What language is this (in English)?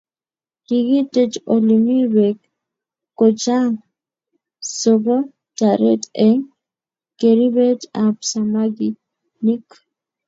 Kalenjin